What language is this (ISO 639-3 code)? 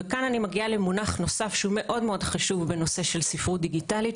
heb